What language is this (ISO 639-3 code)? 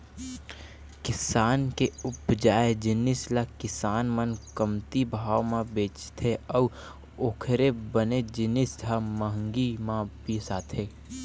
hne